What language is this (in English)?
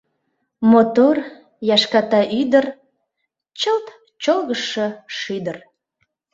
Mari